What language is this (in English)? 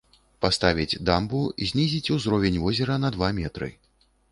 Belarusian